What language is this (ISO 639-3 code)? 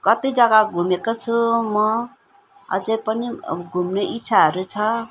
nep